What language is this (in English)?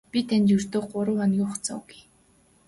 Mongolian